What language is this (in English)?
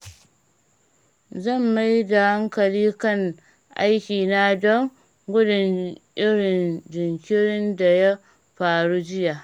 Hausa